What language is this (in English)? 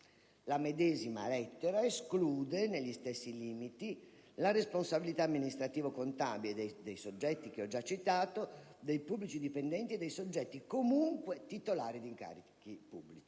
Italian